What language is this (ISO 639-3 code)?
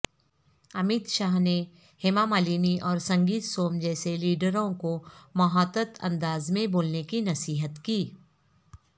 urd